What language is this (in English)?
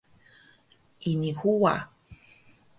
Taroko